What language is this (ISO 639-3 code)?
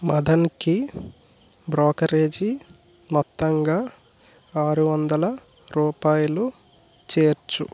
tel